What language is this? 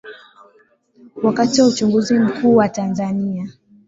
Swahili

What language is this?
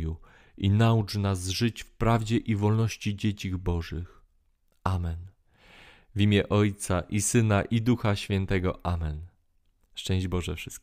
Polish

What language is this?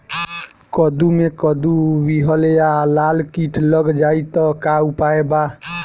Bhojpuri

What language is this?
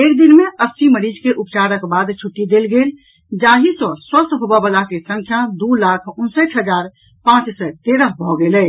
Maithili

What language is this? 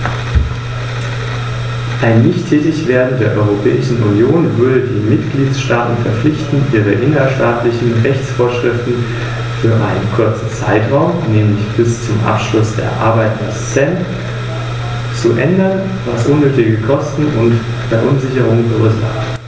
German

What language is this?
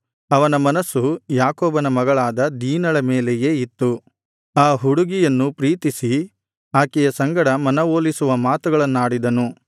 Kannada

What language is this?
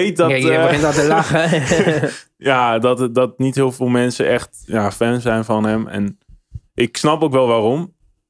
Dutch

